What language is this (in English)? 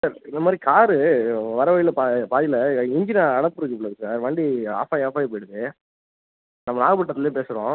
Tamil